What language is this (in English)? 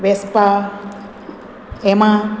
Konkani